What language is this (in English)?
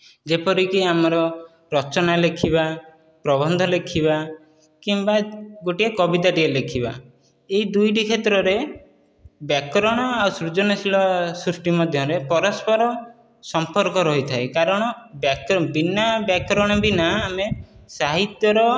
Odia